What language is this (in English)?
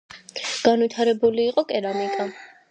Georgian